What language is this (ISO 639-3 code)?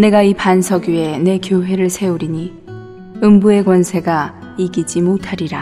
kor